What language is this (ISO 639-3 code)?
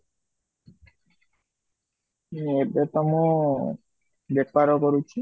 ori